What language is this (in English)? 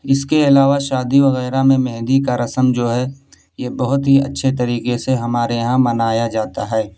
Urdu